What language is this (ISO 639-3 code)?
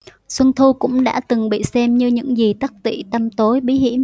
vie